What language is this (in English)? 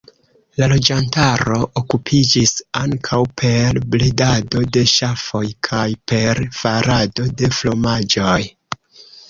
Esperanto